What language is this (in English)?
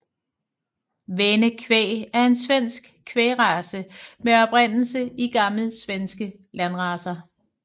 Danish